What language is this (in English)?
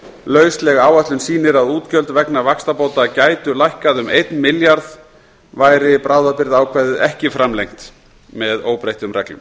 Icelandic